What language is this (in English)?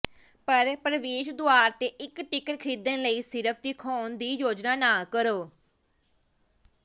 Punjabi